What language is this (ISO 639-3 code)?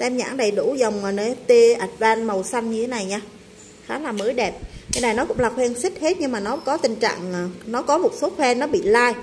vie